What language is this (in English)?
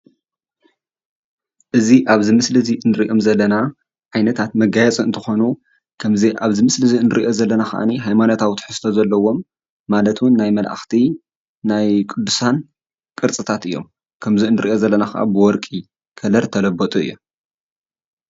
Tigrinya